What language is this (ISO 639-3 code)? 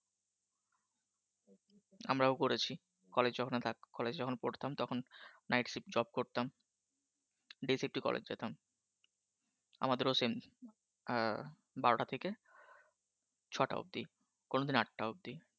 ben